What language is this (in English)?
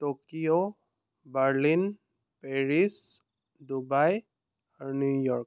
Assamese